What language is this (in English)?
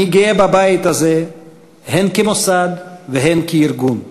Hebrew